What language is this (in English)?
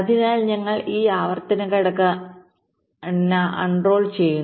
Malayalam